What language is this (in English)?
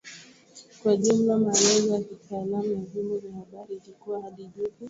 Swahili